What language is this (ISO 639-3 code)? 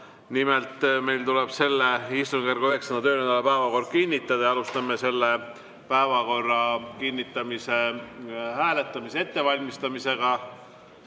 est